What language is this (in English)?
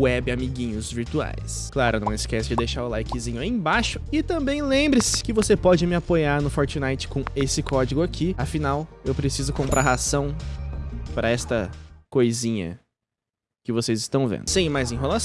Portuguese